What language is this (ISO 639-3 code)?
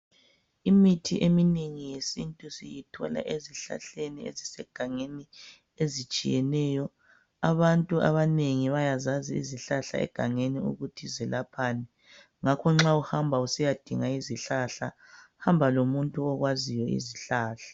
nde